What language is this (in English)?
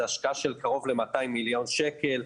Hebrew